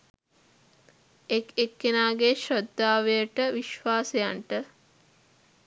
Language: Sinhala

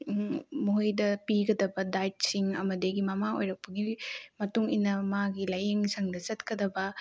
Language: Manipuri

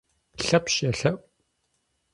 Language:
Kabardian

